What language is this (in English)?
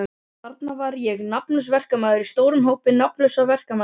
Icelandic